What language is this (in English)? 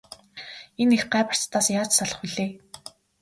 Mongolian